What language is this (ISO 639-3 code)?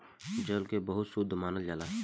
bho